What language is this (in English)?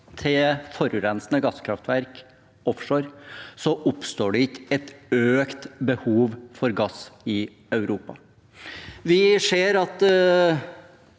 Norwegian